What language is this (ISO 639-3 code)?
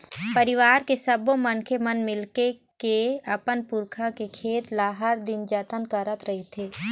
hne